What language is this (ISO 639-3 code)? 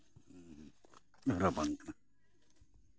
sat